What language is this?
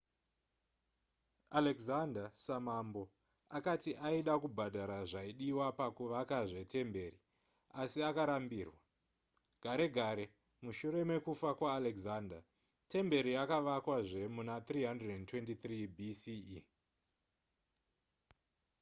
Shona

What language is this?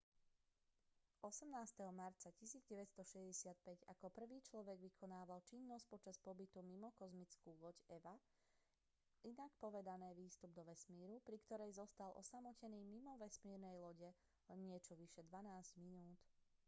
Slovak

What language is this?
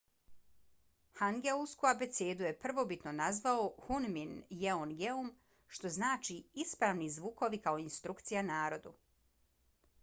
Bosnian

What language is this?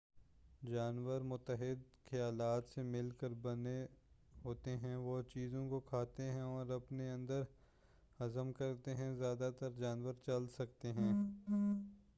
Urdu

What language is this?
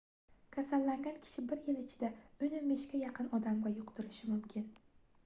Uzbek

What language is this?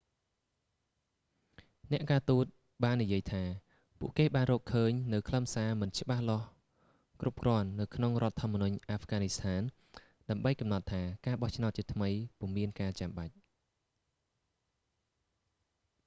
Khmer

